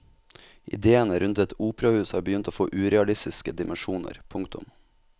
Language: Norwegian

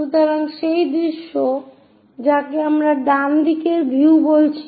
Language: Bangla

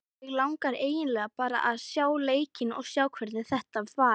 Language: Icelandic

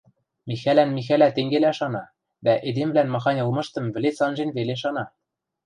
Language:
Western Mari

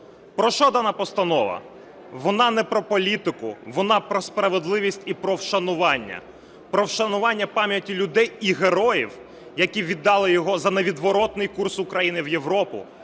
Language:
Ukrainian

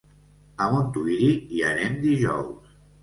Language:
Catalan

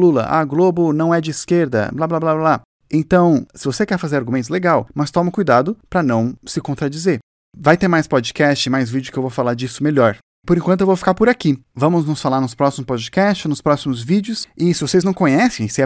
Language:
Portuguese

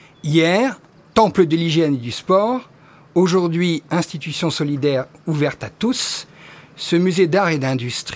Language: French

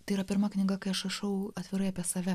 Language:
Lithuanian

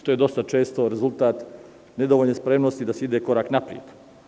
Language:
Serbian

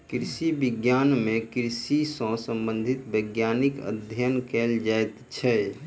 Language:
Maithili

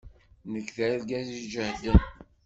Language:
Kabyle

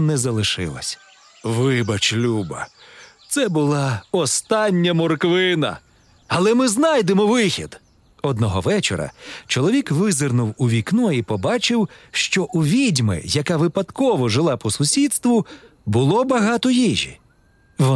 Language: Ukrainian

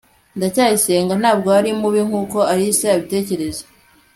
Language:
Kinyarwanda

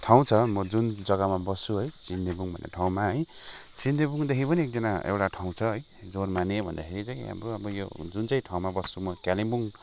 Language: Nepali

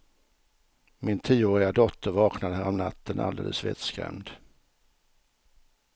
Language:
Swedish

